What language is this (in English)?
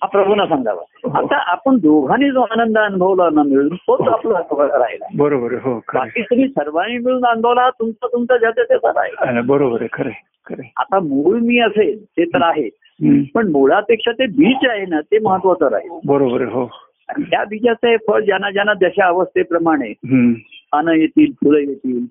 Marathi